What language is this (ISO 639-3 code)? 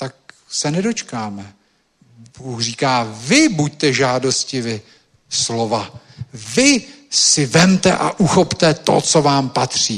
ces